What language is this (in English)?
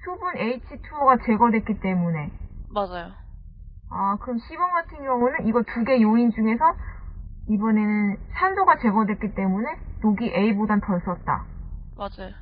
Korean